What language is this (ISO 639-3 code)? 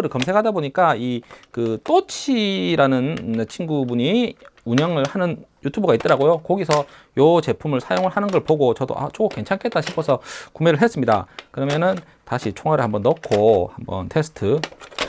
kor